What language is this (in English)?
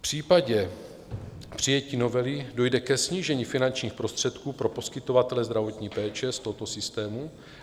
Czech